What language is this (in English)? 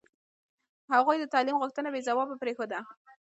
Pashto